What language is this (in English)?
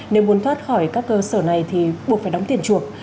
Vietnamese